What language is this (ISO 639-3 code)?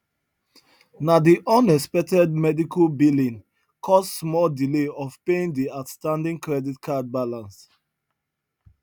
pcm